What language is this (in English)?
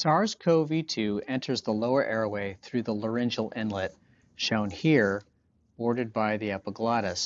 English